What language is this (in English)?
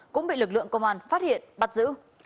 Vietnamese